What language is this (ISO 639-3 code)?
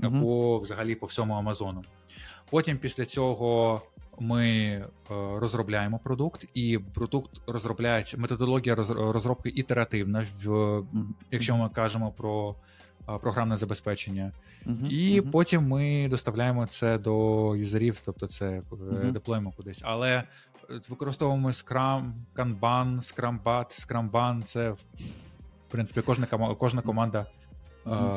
ukr